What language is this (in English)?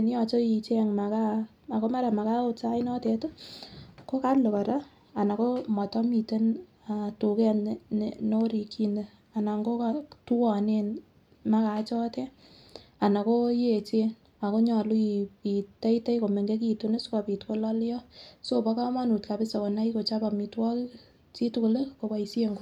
Kalenjin